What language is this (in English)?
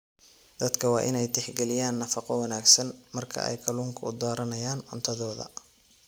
Somali